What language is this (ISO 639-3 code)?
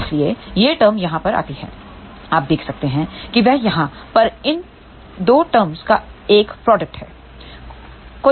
hin